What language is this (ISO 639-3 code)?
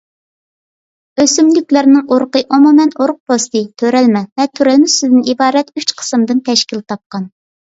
uig